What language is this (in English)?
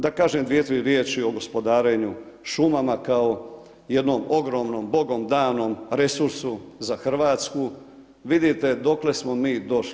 Croatian